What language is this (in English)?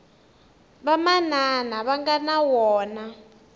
Tsonga